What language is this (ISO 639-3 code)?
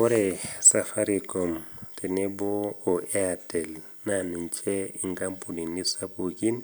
mas